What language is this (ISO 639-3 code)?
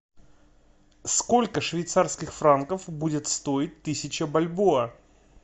rus